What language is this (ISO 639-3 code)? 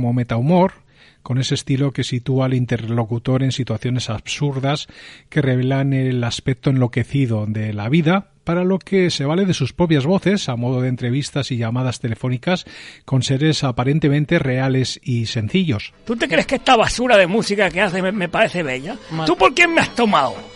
spa